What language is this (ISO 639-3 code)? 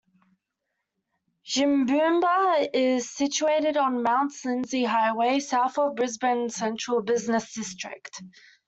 eng